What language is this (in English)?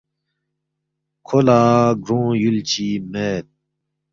Balti